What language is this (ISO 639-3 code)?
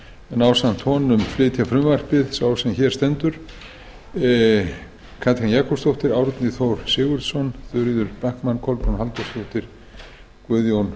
isl